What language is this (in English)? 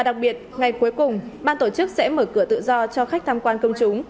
Vietnamese